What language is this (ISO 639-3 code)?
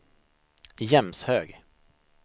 swe